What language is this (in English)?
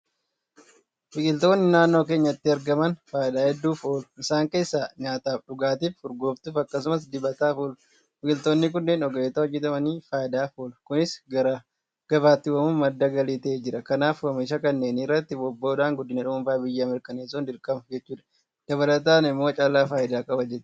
Oromo